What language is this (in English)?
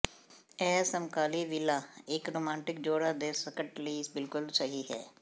Punjabi